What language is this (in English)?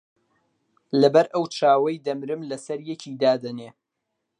Central Kurdish